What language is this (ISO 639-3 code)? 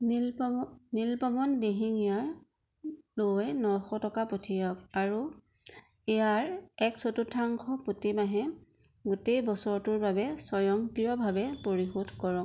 asm